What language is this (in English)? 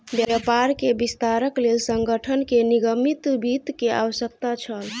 Maithili